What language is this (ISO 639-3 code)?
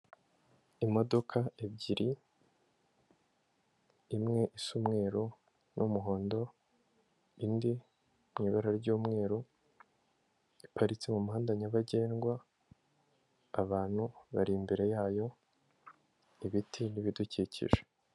kin